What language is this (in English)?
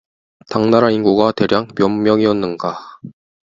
Korean